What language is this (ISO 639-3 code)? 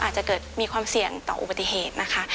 tha